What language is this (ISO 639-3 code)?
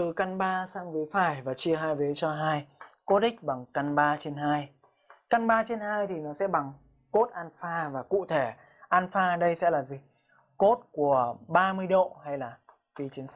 vie